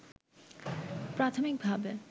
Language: Bangla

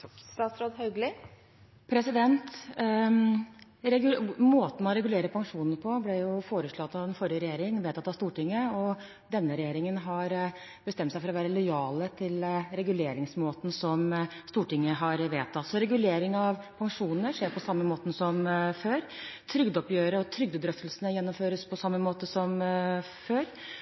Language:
Norwegian Bokmål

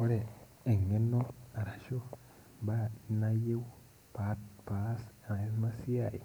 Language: Masai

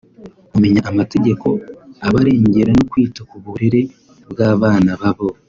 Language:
Kinyarwanda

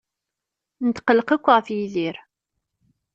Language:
Kabyle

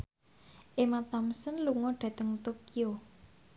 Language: Javanese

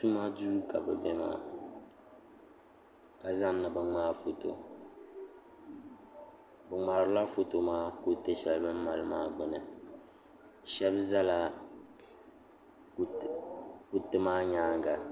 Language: Dagbani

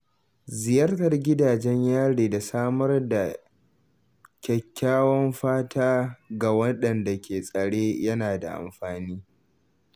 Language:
Hausa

